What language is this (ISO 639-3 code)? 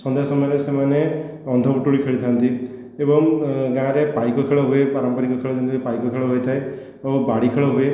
ori